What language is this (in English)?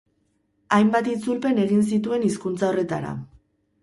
Basque